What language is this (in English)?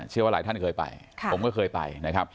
Thai